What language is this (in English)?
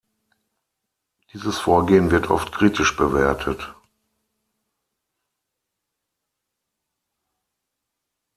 German